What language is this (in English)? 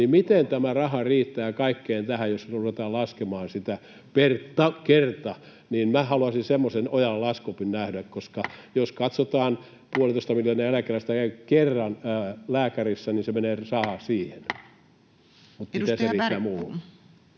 Finnish